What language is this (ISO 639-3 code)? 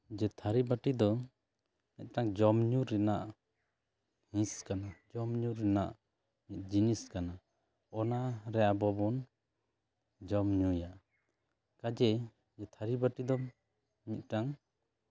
sat